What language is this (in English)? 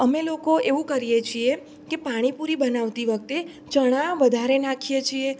Gujarati